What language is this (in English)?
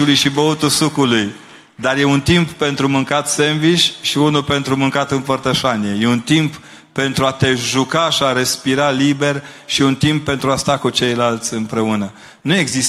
Romanian